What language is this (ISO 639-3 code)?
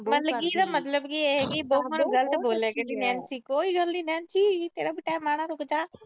pan